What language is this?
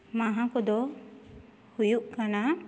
Santali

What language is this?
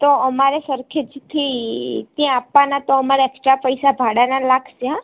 Gujarati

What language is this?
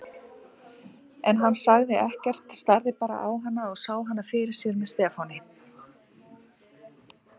Icelandic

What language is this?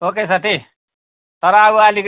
Nepali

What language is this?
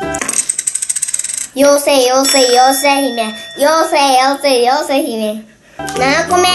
Japanese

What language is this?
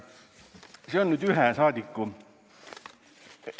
Estonian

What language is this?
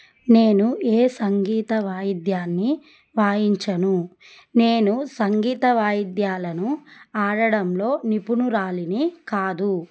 Telugu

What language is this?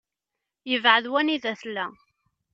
Kabyle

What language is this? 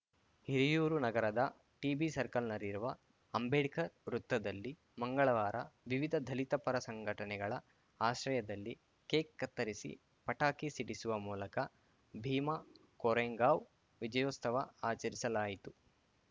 Kannada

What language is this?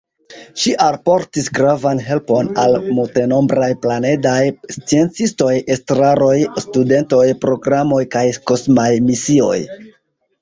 Esperanto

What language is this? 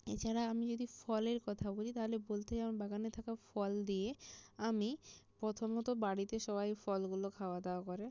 Bangla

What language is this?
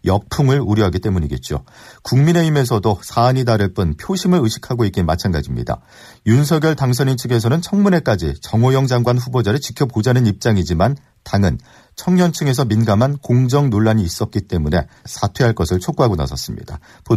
Korean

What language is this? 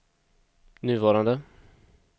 Swedish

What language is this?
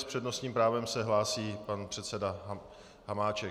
Czech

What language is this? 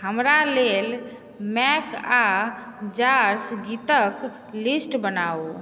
Maithili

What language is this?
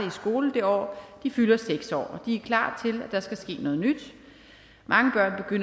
Danish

